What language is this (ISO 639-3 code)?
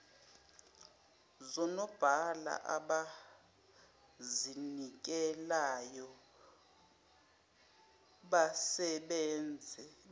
zul